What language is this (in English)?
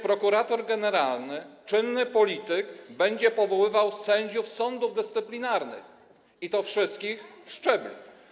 Polish